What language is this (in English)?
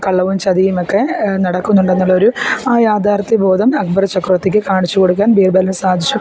Malayalam